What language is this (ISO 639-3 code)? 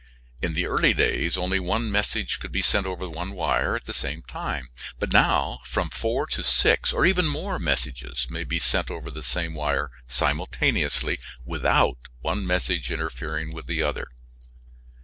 eng